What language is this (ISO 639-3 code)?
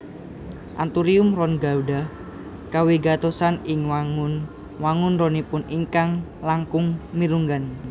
jav